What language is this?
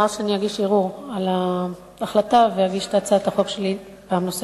Hebrew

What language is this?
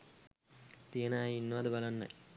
Sinhala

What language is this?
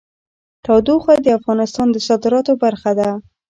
Pashto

